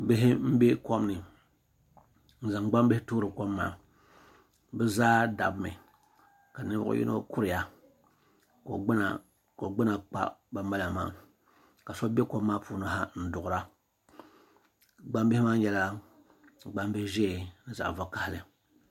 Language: Dagbani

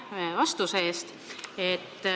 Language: Estonian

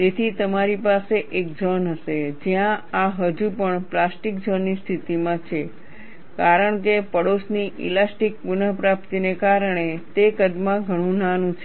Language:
Gujarati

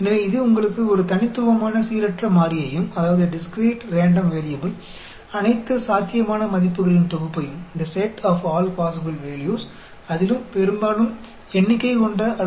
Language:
Hindi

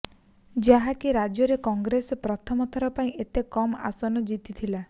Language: Odia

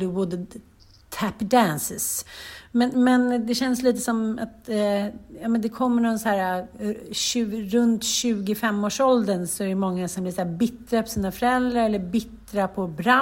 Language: Swedish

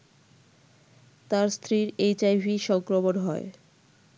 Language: Bangla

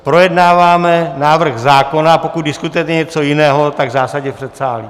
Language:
Czech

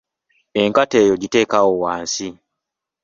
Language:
Ganda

